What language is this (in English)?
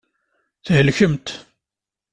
Kabyle